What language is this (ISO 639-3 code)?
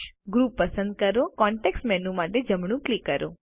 guj